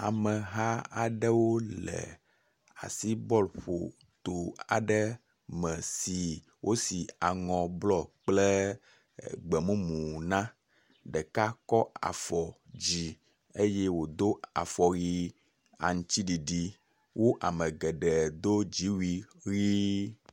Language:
Ewe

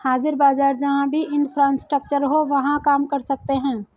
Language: Hindi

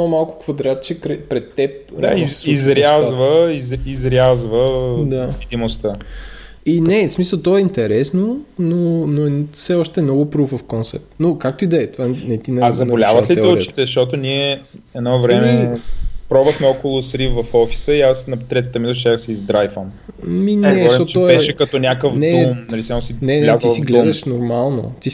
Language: Bulgarian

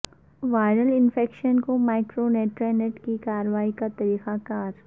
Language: Urdu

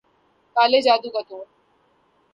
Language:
Urdu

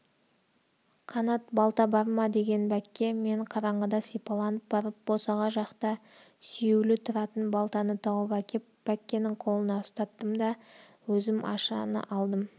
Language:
Kazakh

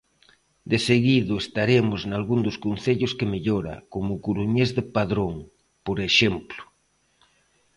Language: Galician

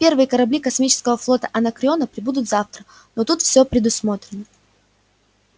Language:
Russian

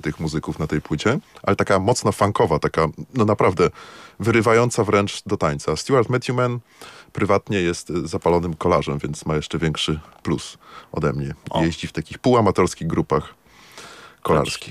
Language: Polish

